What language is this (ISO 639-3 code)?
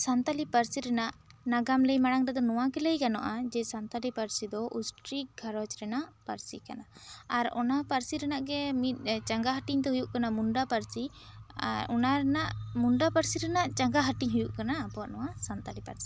sat